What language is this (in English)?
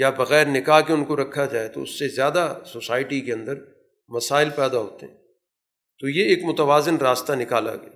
Urdu